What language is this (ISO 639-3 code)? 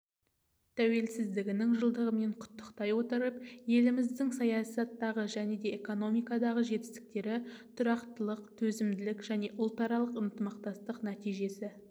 kaz